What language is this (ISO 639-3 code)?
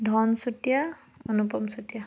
asm